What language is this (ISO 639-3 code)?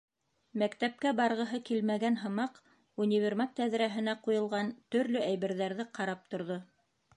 bak